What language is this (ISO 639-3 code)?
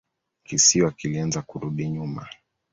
swa